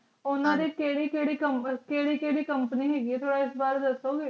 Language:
Punjabi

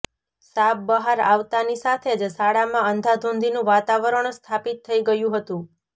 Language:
Gujarati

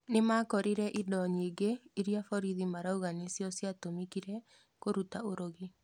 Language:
Kikuyu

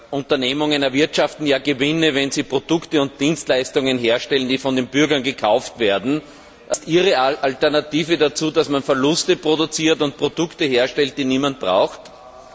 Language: German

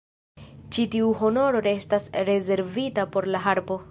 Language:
Esperanto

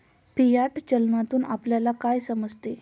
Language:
Marathi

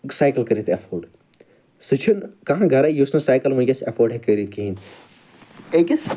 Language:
Kashmiri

